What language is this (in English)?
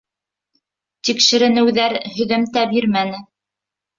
Bashkir